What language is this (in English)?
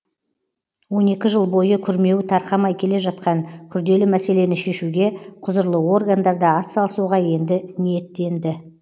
Kazakh